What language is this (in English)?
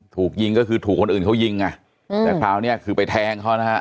Thai